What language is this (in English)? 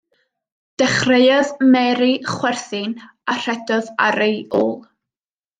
Welsh